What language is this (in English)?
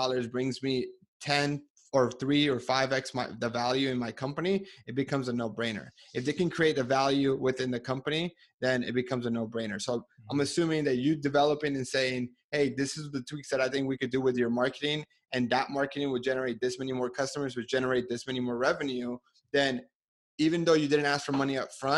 English